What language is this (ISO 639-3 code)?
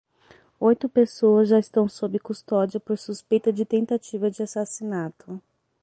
por